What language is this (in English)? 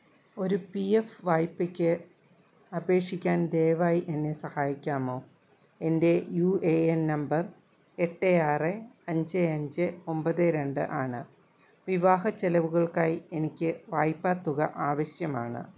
Malayalam